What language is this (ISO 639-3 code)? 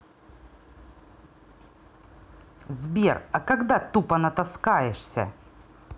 rus